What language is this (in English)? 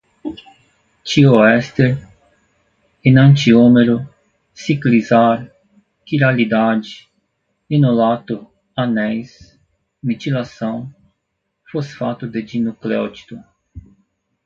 Portuguese